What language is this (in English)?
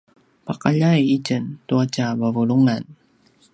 Paiwan